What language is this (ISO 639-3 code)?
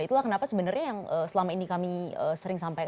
ind